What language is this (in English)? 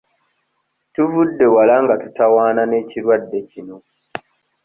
Ganda